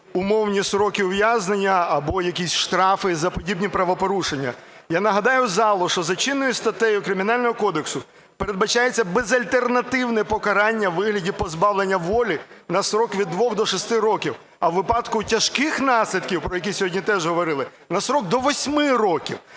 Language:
Ukrainian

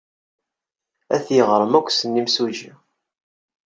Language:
Kabyle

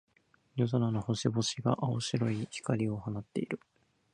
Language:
Japanese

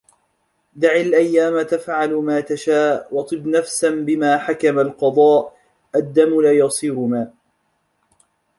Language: Arabic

